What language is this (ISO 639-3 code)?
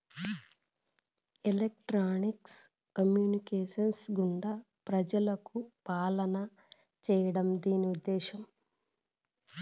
tel